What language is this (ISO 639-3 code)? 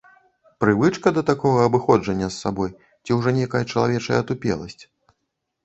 bel